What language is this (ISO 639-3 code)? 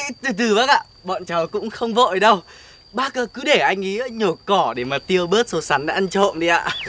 vie